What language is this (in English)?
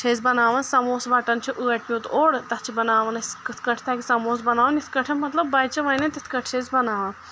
Kashmiri